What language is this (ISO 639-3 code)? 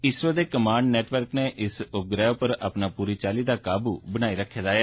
doi